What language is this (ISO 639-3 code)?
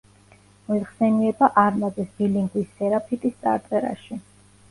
kat